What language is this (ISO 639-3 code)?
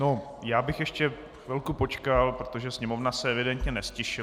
ces